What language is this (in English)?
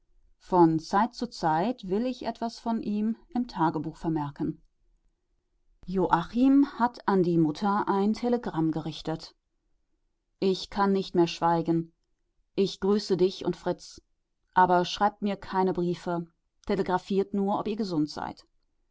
German